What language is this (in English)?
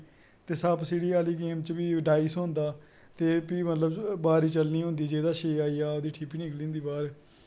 Dogri